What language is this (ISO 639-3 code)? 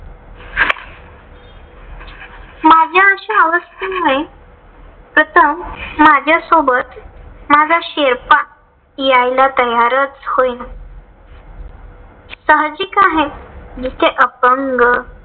mar